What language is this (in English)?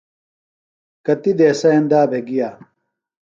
Phalura